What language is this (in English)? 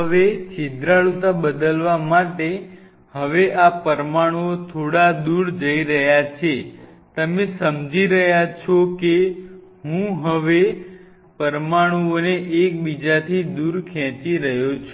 Gujarati